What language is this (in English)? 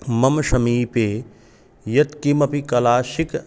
Sanskrit